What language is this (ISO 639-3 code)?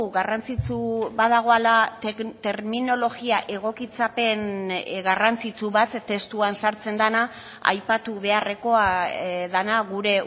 eus